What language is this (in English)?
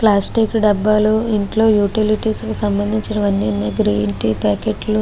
Telugu